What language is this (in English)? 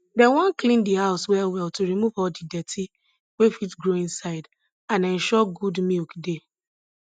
Nigerian Pidgin